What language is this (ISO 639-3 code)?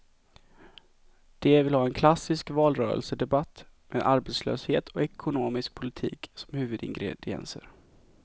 swe